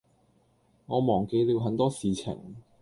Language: Cantonese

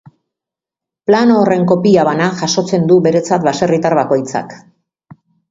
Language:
Basque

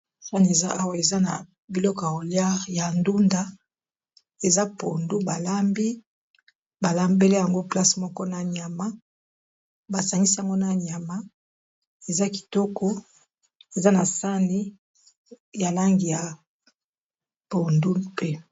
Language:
Lingala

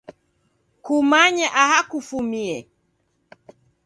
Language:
Taita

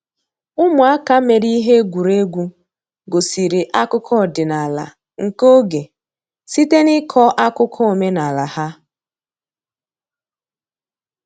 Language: Igbo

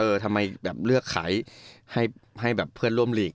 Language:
Thai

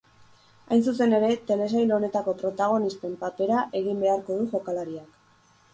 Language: Basque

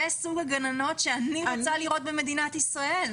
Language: Hebrew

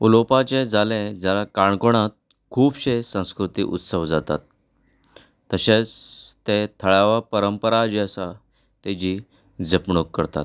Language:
Konkani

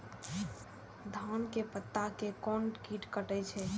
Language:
Maithili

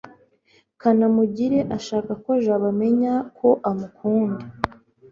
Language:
Kinyarwanda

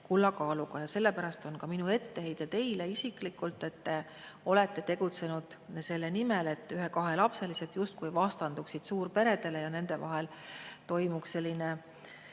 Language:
Estonian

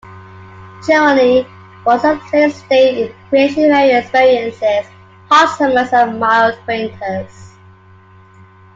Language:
English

